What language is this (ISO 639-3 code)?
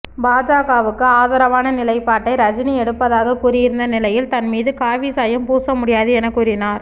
tam